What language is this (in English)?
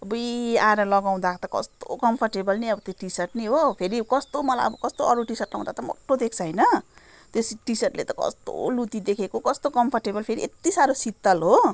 Nepali